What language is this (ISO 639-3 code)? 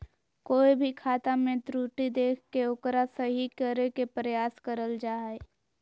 mag